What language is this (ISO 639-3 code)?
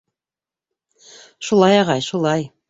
bak